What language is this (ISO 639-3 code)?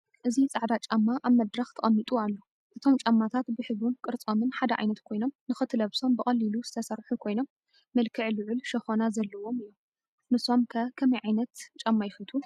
tir